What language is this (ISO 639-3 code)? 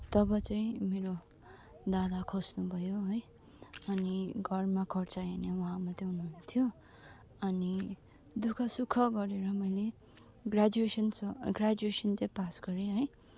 nep